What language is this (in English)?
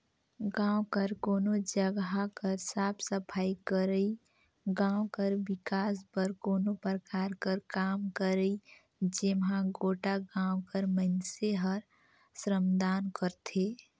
Chhattisgarhi